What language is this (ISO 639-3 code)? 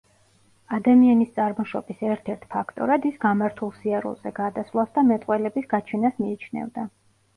kat